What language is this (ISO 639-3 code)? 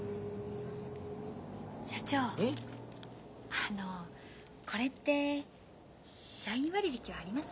jpn